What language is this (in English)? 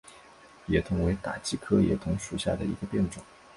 Chinese